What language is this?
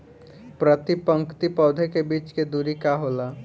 Bhojpuri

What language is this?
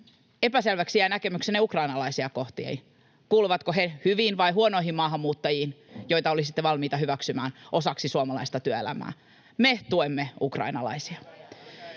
Finnish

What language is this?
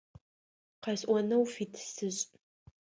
Adyghe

